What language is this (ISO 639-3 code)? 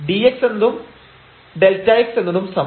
mal